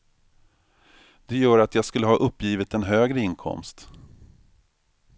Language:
Swedish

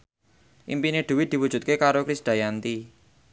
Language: Javanese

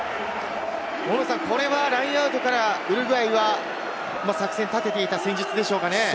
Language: Japanese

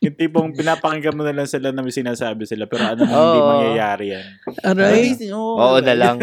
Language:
Filipino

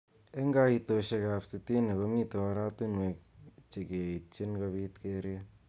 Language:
Kalenjin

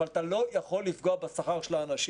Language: Hebrew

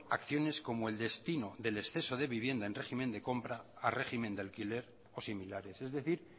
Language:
Spanish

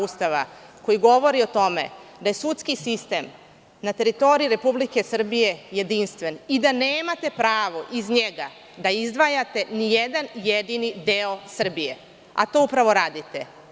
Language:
Serbian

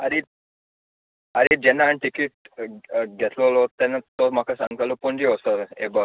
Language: Konkani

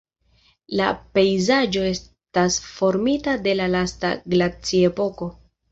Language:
Esperanto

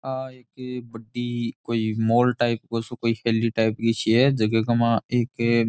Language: Rajasthani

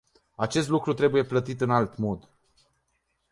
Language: Romanian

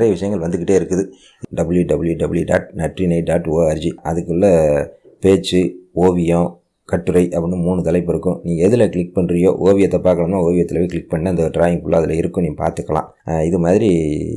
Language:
Indonesian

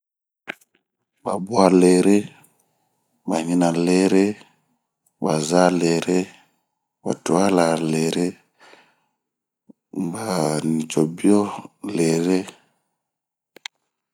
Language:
Bomu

